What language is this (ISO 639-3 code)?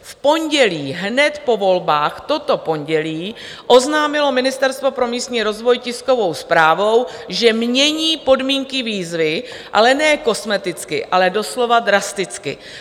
ces